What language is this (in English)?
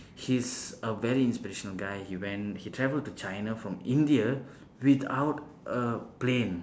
English